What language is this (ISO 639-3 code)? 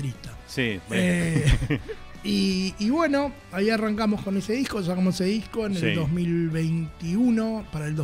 spa